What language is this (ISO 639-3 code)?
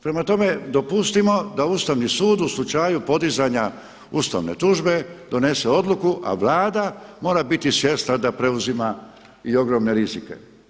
hrv